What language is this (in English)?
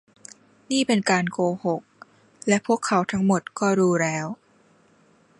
Thai